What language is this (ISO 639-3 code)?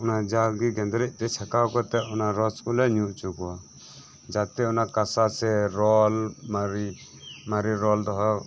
sat